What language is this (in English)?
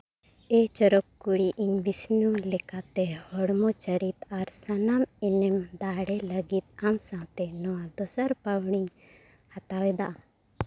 Santali